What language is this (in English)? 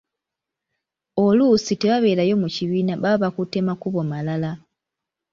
Ganda